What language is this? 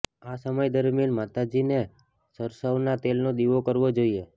Gujarati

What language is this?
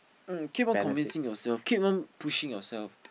English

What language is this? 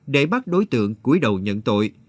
Vietnamese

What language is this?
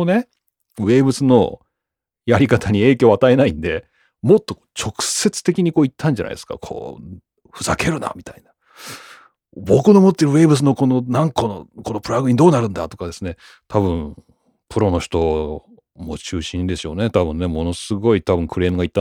Japanese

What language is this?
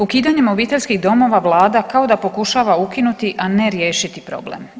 Croatian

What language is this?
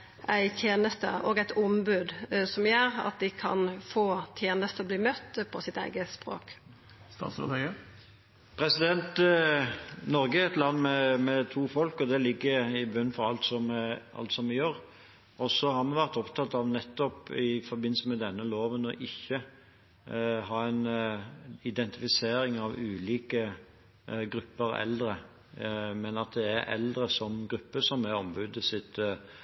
Norwegian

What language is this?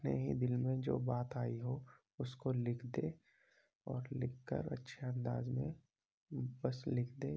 Urdu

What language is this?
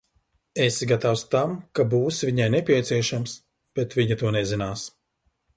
Latvian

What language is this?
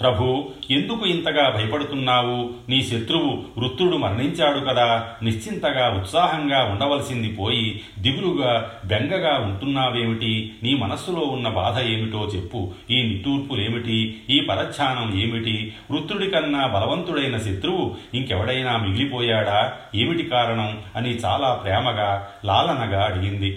Telugu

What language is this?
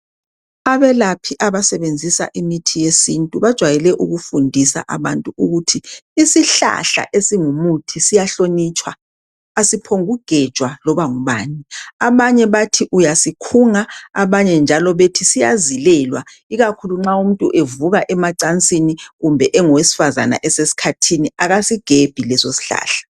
North Ndebele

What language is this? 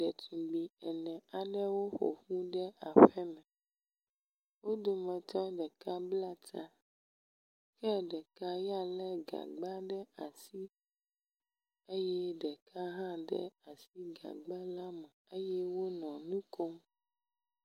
Ewe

